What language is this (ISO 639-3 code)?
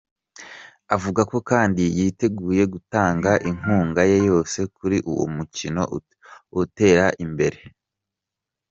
kin